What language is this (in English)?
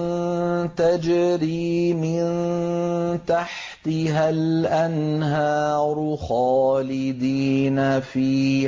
Arabic